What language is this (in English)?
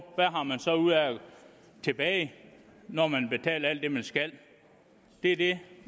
Danish